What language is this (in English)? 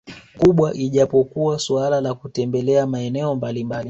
Swahili